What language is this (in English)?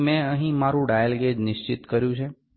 Gujarati